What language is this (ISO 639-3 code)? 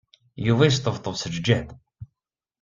kab